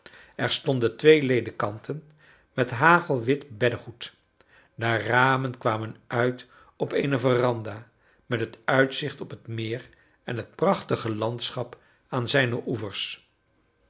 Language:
Dutch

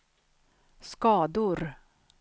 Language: Swedish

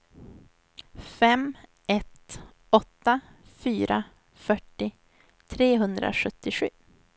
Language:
Swedish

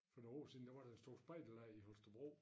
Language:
Danish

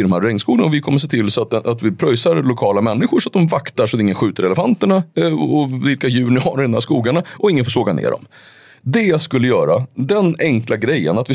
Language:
Swedish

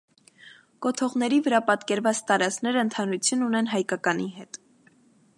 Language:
Armenian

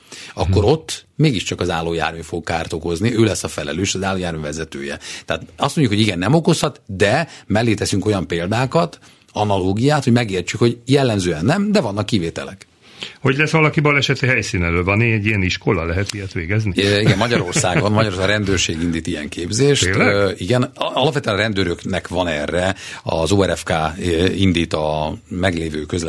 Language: Hungarian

